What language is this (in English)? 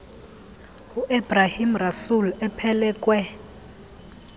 Xhosa